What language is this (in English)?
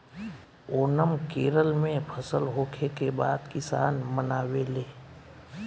Bhojpuri